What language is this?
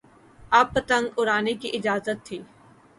Urdu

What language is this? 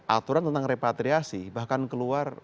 Indonesian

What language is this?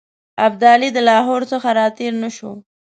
Pashto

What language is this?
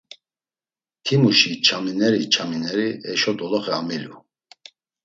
Laz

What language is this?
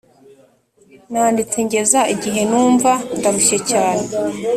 Kinyarwanda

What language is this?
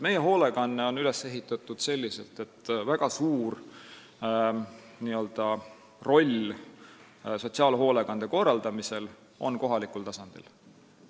Estonian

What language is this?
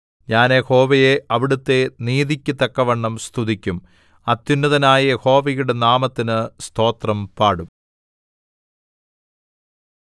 Malayalam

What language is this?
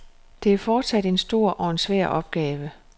Danish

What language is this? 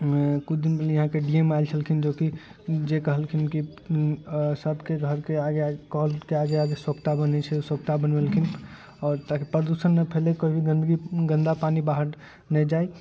Maithili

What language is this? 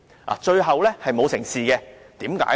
Cantonese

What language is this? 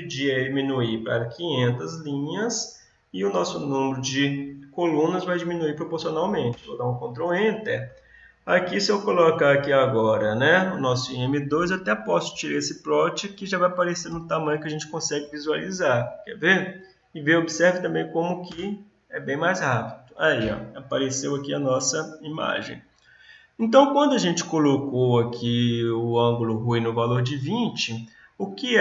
Portuguese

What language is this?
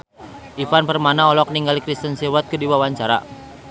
Sundanese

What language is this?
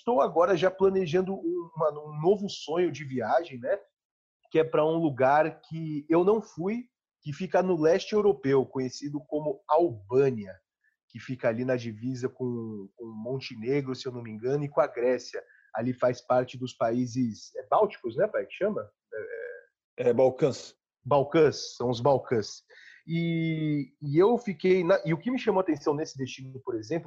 Portuguese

